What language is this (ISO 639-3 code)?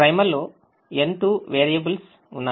tel